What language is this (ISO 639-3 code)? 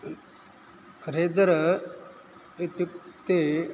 san